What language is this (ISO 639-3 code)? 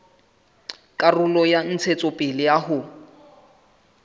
sot